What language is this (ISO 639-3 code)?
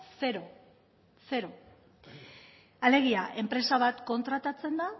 eus